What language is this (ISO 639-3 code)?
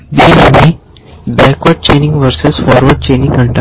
tel